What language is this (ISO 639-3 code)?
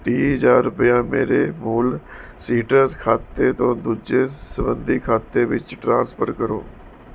pan